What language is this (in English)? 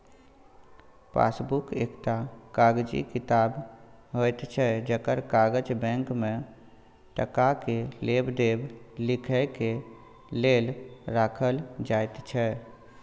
Maithili